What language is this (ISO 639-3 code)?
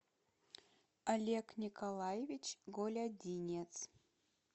rus